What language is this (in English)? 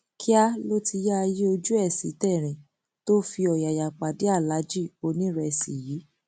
Yoruba